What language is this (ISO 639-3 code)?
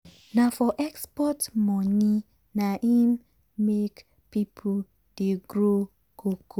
pcm